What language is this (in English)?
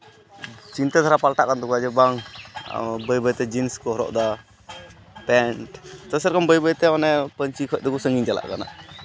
Santali